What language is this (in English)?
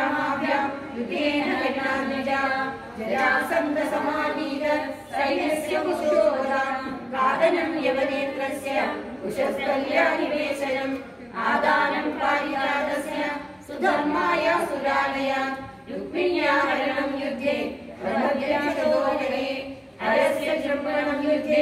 Hindi